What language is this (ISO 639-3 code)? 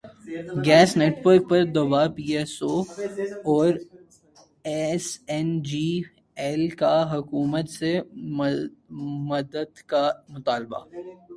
urd